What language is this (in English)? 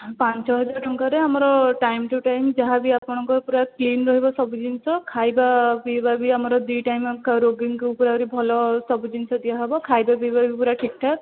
Odia